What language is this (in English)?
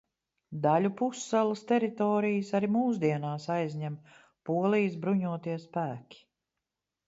Latvian